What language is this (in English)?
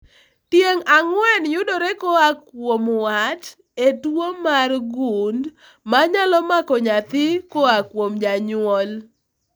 Luo (Kenya and Tanzania)